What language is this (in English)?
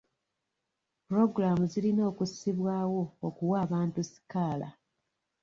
Ganda